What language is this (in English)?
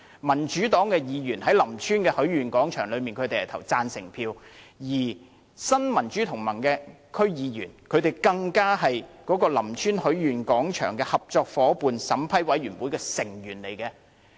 Cantonese